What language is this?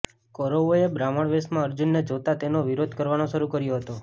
Gujarati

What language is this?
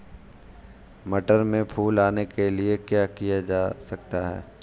Hindi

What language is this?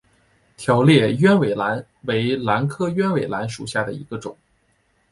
Chinese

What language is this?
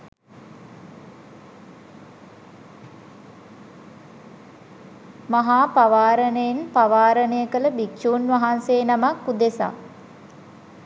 Sinhala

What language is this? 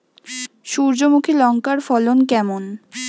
Bangla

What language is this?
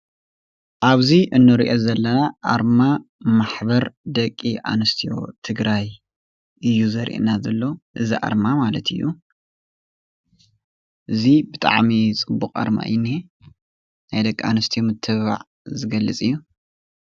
Tigrinya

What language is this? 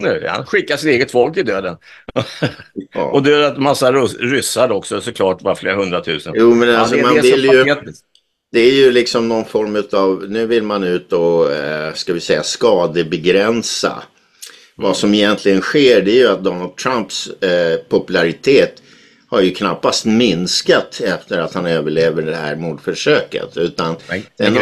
Swedish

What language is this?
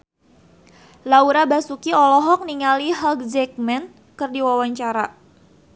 Sundanese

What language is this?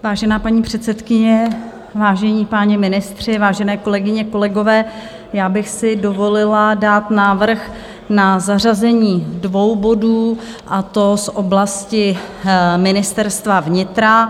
Czech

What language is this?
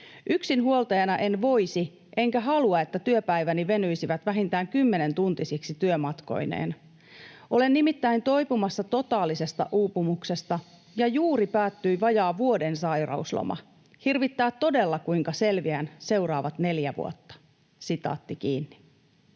Finnish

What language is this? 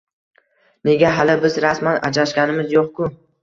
Uzbek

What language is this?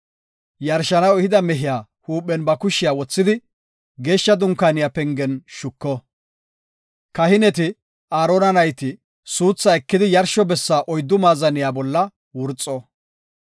Gofa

